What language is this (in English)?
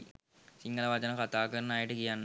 Sinhala